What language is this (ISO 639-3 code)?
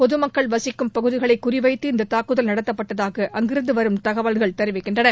tam